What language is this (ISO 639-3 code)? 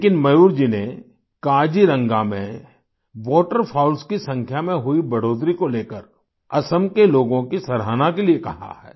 hin